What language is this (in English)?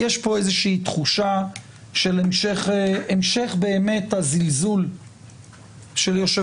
Hebrew